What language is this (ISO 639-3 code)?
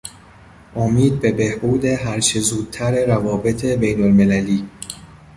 fas